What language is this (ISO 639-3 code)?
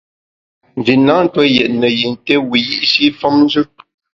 bax